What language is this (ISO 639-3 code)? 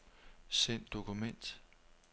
dan